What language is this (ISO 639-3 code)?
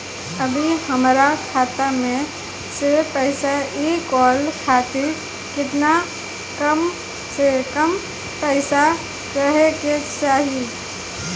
bho